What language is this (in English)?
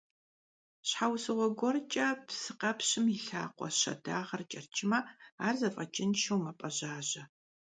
Kabardian